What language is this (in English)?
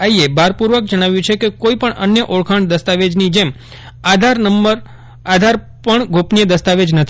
Gujarati